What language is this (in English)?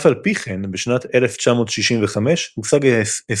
Hebrew